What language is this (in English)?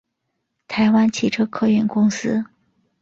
Chinese